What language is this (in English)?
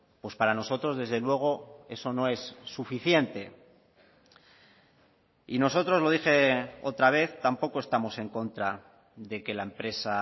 Spanish